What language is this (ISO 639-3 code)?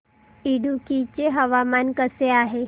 mar